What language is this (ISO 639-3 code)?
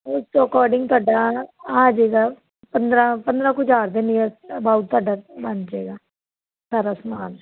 pan